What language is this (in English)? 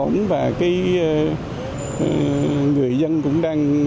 Vietnamese